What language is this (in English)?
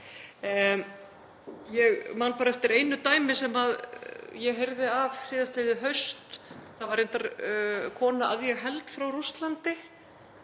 Icelandic